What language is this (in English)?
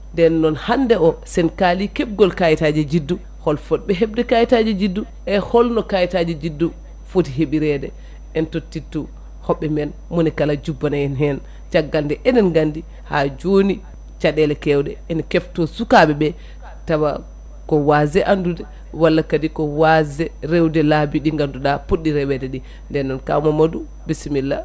Fula